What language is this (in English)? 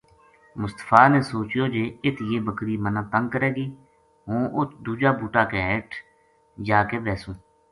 Gujari